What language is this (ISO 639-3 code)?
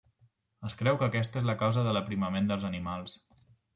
cat